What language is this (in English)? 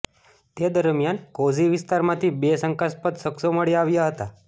Gujarati